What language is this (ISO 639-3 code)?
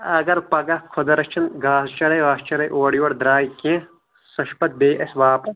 kas